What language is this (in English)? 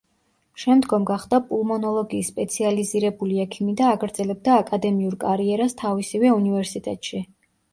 Georgian